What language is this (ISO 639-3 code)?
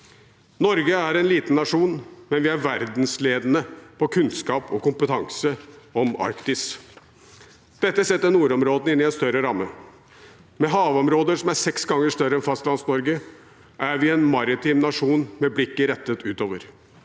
nor